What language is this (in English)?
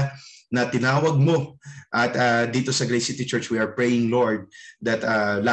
Filipino